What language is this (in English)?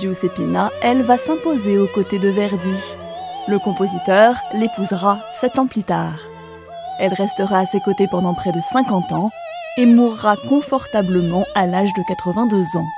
French